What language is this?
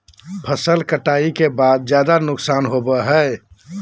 Magahi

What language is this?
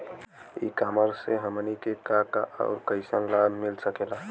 Bhojpuri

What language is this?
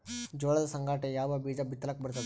Kannada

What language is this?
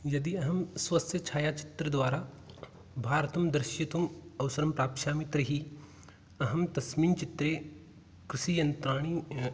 Sanskrit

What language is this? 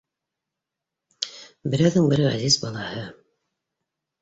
Bashkir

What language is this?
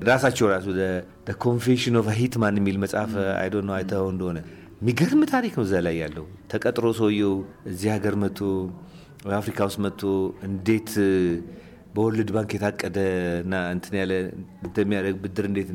Amharic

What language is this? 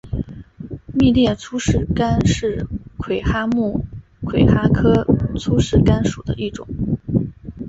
Chinese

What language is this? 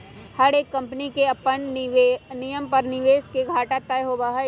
Magahi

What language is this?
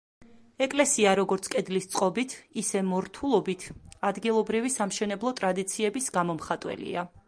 Georgian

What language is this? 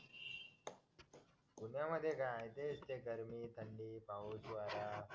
Marathi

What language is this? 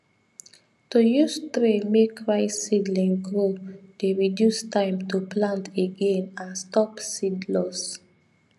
Nigerian Pidgin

